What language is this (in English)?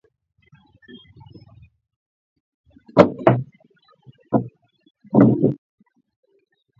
Swahili